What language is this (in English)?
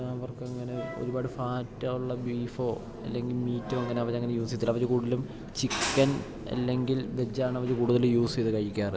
Malayalam